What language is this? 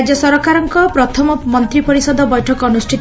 Odia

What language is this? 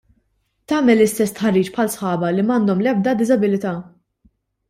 Maltese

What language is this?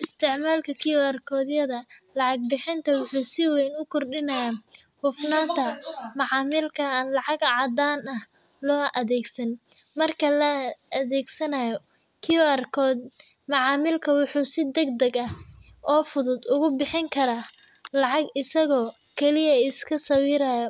Somali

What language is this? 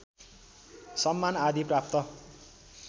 Nepali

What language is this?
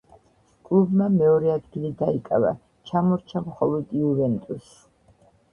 Georgian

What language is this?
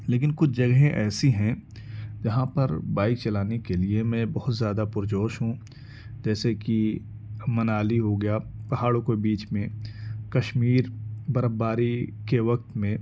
Urdu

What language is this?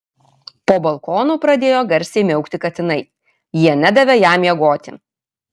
Lithuanian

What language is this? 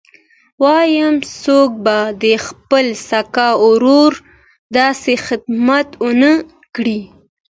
Pashto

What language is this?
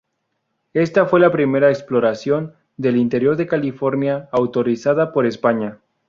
Spanish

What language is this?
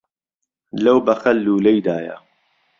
Central Kurdish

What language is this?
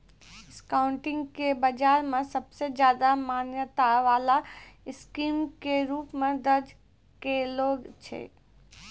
Maithili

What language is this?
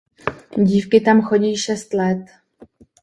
Czech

